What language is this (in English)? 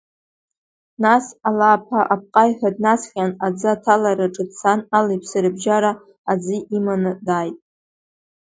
Abkhazian